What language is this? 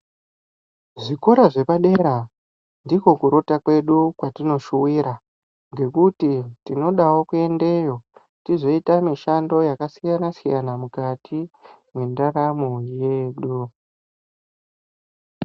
Ndau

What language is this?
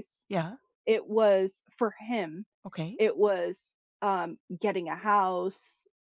English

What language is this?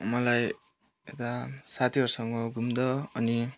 Nepali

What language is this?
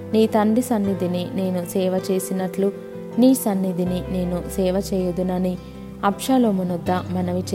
Telugu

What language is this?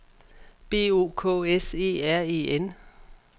Danish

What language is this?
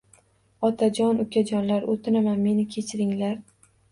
Uzbek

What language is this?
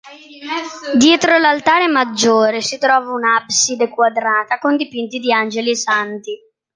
Italian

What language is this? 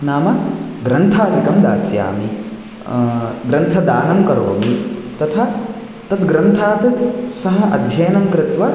Sanskrit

